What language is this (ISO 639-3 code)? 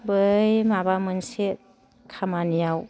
brx